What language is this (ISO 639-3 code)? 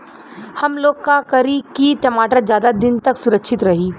bho